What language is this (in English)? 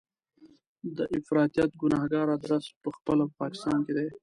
Pashto